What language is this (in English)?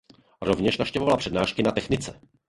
Czech